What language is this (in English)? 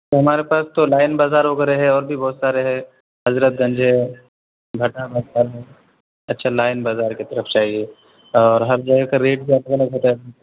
Urdu